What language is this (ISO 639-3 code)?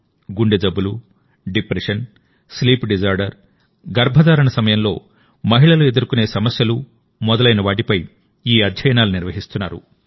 tel